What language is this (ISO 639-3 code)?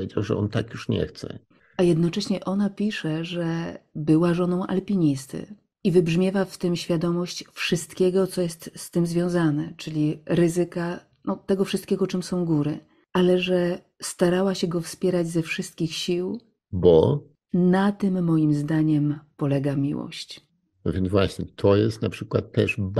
pol